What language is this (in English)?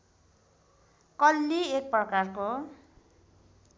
Nepali